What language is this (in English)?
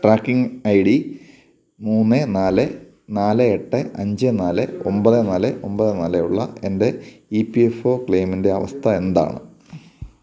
Malayalam